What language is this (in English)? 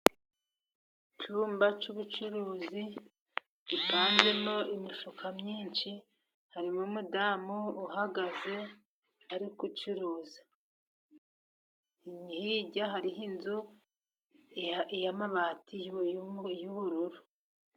Kinyarwanda